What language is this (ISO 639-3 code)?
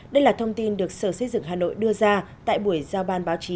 vie